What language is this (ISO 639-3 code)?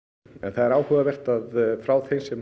isl